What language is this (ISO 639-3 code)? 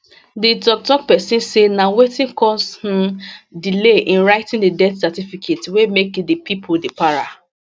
pcm